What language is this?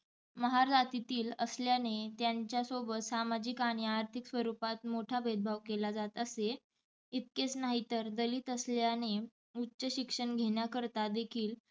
Marathi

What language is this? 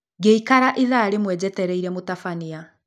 Kikuyu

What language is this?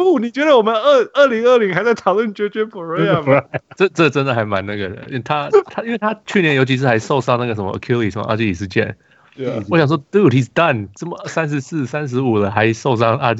Chinese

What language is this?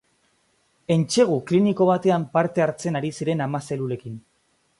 Basque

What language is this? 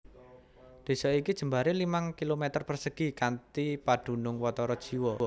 Javanese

